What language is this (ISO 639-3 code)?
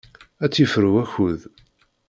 kab